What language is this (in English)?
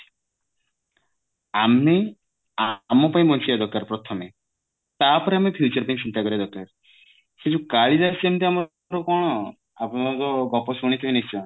Odia